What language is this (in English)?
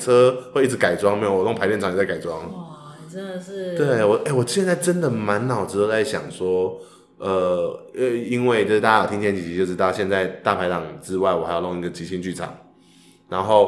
Chinese